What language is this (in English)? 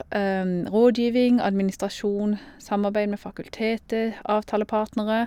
Norwegian